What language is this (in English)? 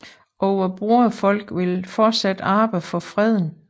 Danish